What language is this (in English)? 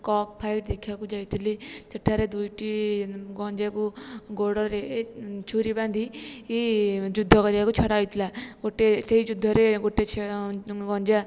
Odia